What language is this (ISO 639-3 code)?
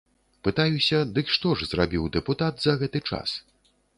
bel